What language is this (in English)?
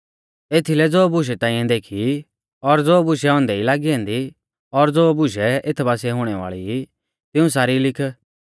Mahasu Pahari